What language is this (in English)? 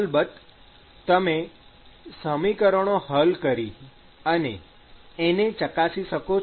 Gujarati